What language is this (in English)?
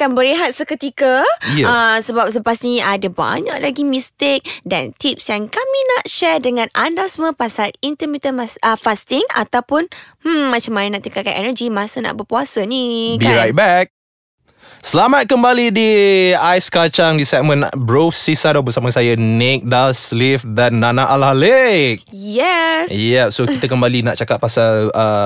Malay